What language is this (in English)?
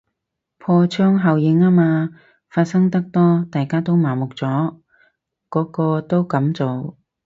Cantonese